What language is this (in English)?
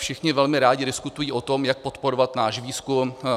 Czech